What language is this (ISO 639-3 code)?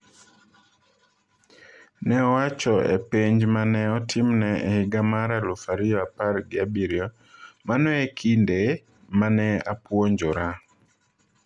luo